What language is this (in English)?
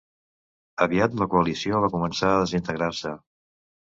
Catalan